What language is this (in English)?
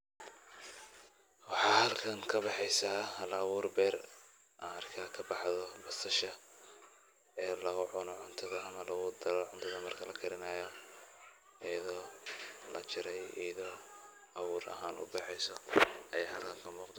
Somali